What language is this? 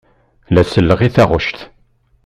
Kabyle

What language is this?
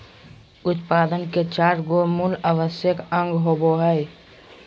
Magahi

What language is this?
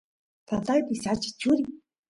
Santiago del Estero Quichua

